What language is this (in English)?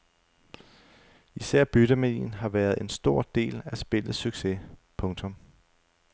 Danish